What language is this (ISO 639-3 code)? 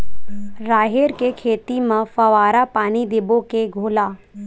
hne